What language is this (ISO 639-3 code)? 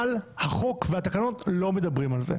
heb